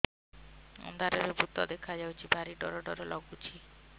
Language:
Odia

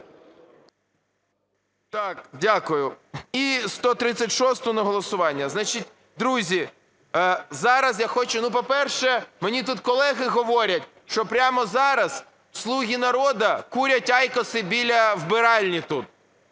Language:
Ukrainian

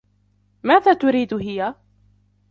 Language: Arabic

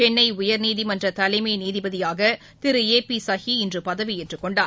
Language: Tamil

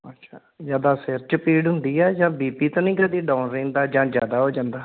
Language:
Punjabi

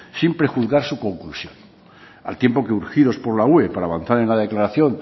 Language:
Spanish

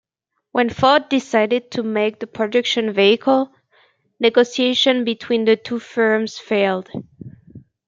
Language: English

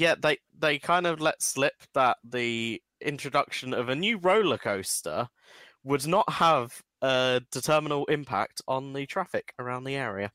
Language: English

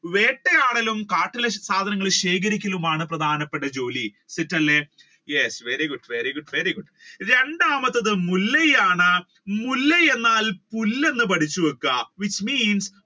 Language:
Malayalam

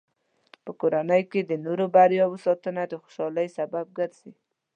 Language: Pashto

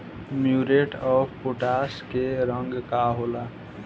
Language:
Bhojpuri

